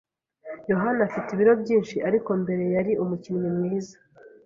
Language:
Kinyarwanda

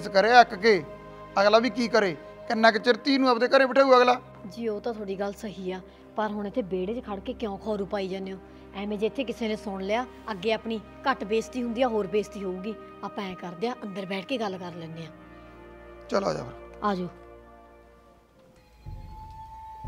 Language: Punjabi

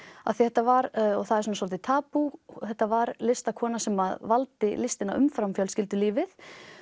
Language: Icelandic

